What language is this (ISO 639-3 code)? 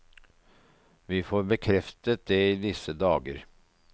nor